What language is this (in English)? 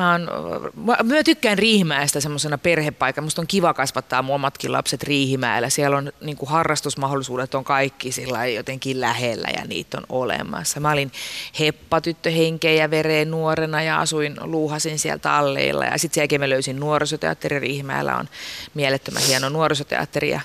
Finnish